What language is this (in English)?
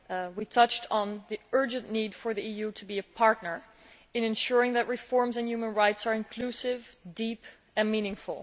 English